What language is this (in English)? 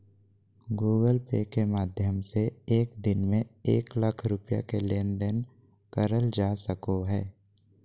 Magahi